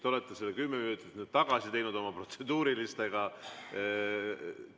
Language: Estonian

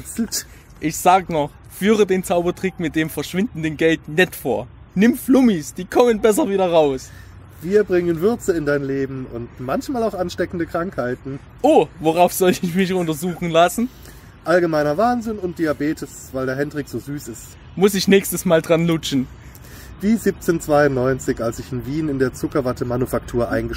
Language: German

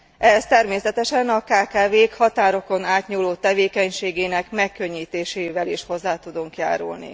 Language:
Hungarian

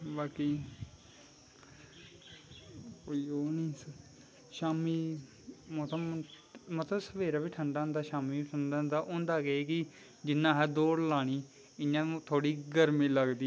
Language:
Dogri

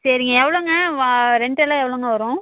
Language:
Tamil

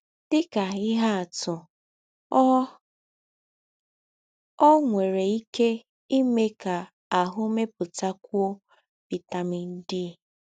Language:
Igbo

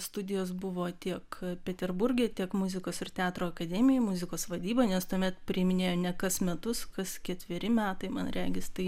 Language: Lithuanian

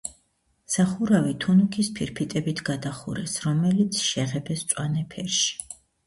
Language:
Georgian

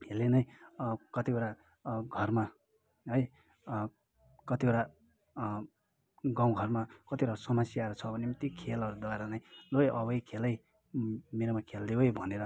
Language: Nepali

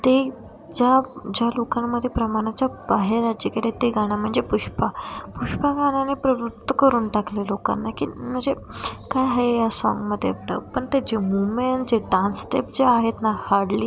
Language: Marathi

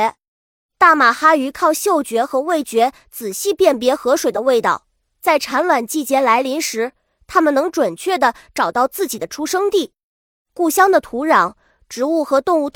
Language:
Chinese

